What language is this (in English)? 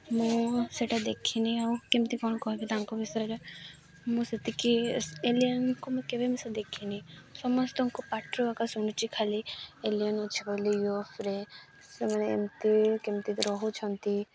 Odia